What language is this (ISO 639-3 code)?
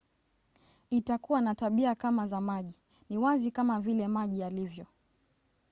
swa